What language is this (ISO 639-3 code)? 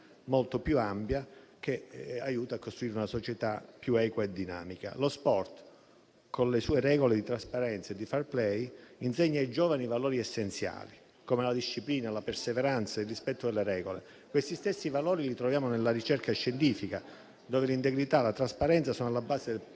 ita